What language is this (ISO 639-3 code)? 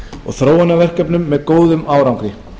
isl